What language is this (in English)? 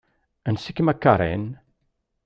Kabyle